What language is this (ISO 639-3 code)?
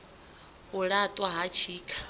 ven